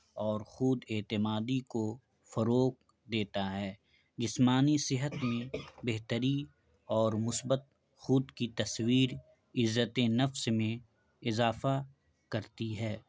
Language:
Urdu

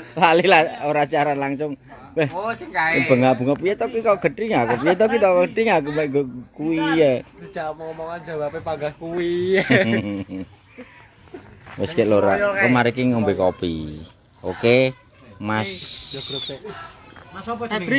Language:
Indonesian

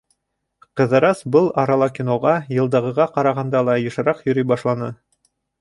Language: Bashkir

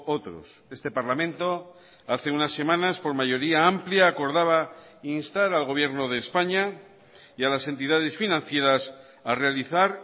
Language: Spanish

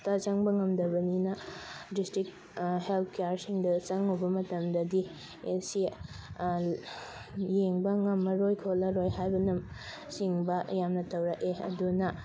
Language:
Manipuri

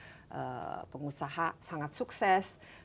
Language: Indonesian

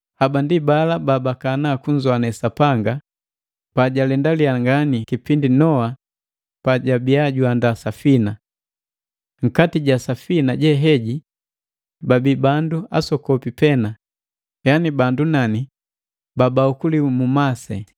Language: Matengo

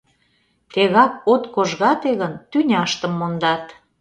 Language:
Mari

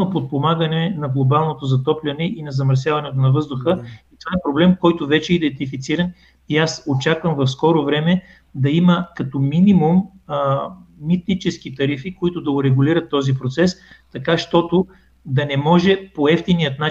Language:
Bulgarian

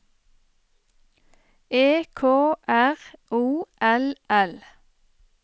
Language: Norwegian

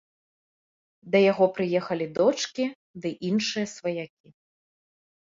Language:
Belarusian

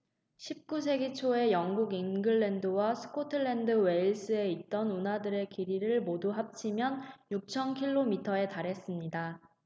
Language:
Korean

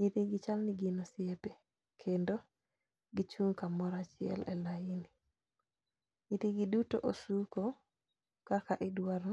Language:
Luo (Kenya and Tanzania)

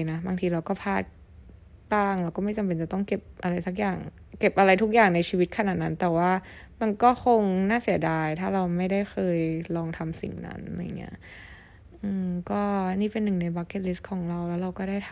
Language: Thai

